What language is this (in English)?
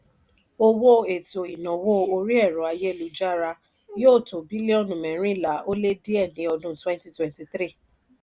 Yoruba